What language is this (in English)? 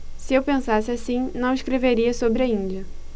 Portuguese